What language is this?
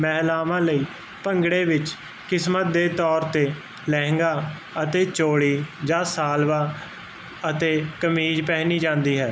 Punjabi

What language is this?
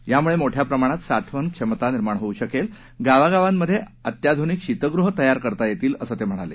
Marathi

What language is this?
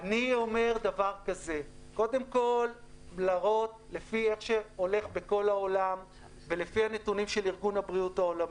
Hebrew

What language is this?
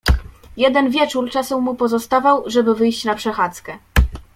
Polish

